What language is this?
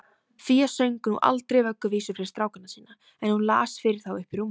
Icelandic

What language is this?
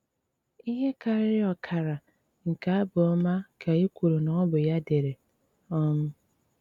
Igbo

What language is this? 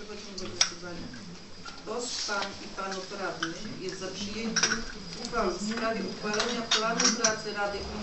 Polish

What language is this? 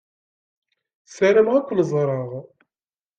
Kabyle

